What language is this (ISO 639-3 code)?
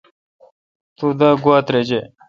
xka